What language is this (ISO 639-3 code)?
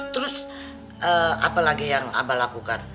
ind